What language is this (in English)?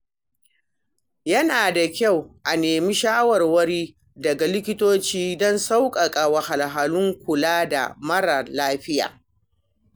Hausa